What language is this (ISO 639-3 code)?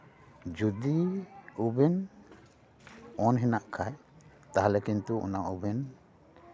sat